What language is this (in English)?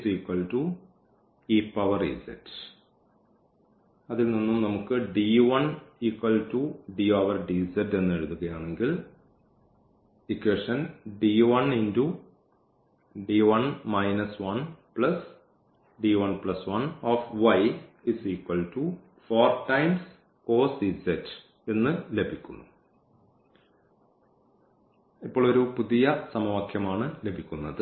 Malayalam